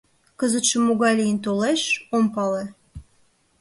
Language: Mari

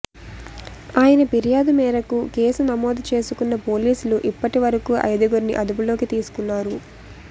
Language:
Telugu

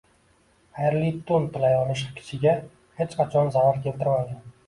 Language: Uzbek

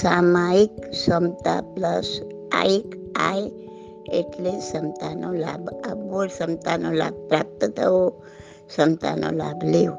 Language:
Gujarati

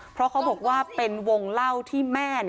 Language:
Thai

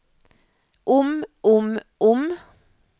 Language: Norwegian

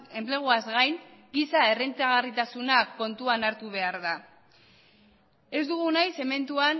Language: Basque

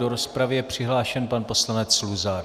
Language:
Czech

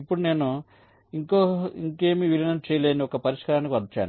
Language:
Telugu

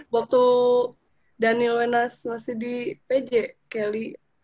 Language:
Indonesian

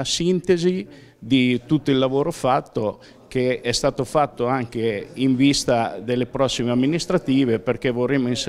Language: Italian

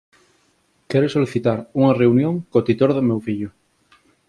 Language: Galician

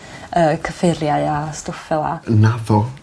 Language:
Welsh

